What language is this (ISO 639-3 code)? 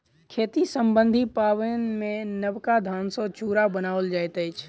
mai